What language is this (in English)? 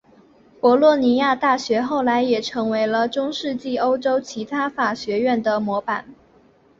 Chinese